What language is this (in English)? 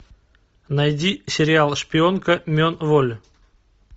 Russian